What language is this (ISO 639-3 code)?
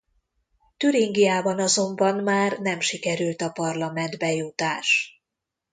hun